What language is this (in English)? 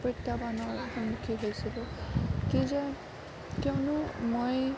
Assamese